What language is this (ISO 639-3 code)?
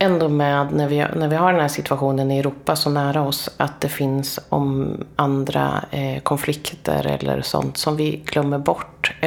swe